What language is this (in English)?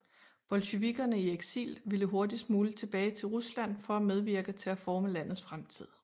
Danish